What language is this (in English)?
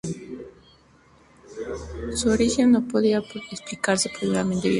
Spanish